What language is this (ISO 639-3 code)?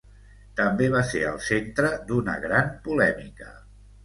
cat